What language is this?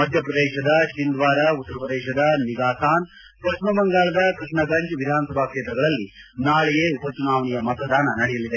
Kannada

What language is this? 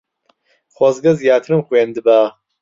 Central Kurdish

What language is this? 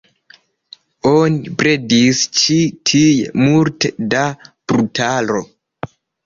Esperanto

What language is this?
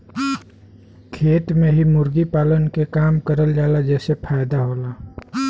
Bhojpuri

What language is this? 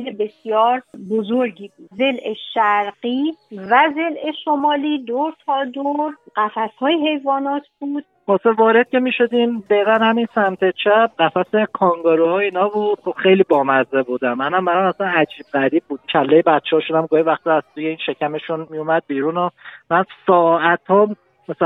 Persian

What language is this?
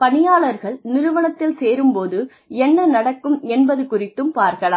Tamil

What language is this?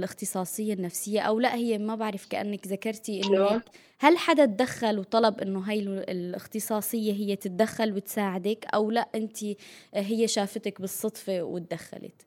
Arabic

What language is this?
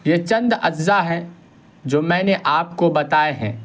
Urdu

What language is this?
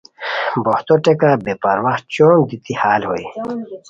Khowar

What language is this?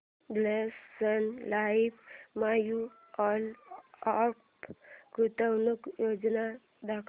Marathi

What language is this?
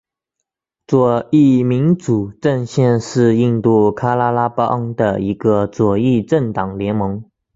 Chinese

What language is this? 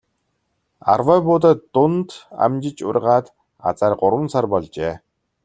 Mongolian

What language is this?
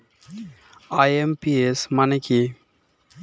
Bangla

